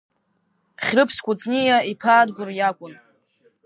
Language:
Abkhazian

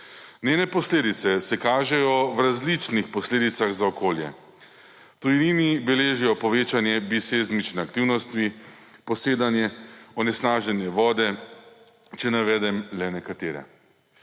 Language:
Slovenian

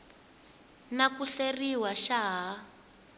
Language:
Tsonga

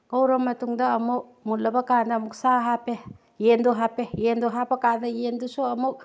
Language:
Manipuri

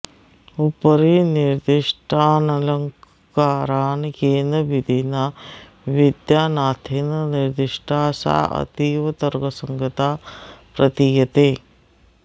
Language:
Sanskrit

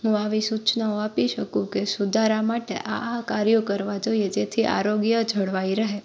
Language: Gujarati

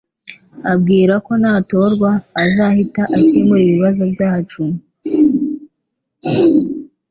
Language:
Kinyarwanda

